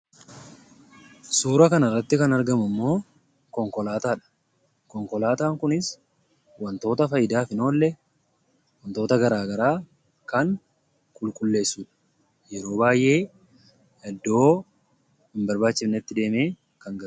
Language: Oromo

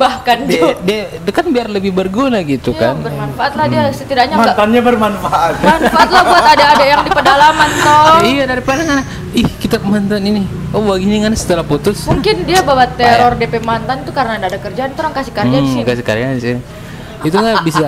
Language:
Indonesian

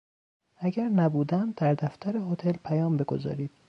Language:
Persian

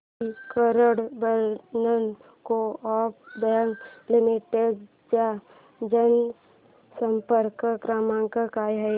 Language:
Marathi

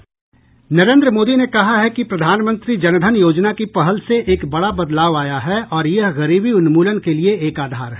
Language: Hindi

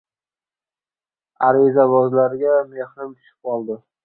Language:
Uzbek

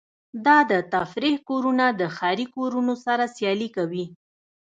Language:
Pashto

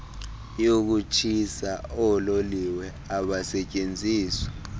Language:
Xhosa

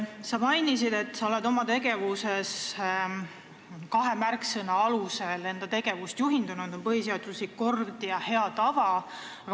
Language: Estonian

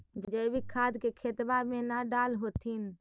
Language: Magahi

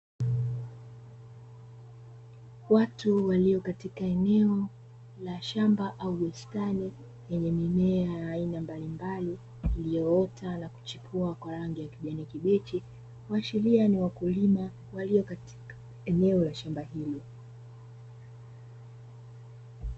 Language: Swahili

